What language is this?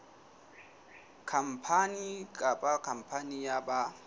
Southern Sotho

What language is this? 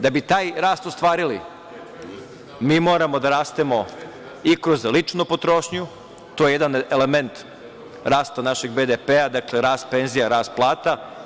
Serbian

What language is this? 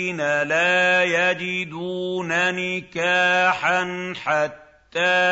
Arabic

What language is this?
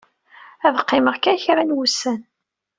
Kabyle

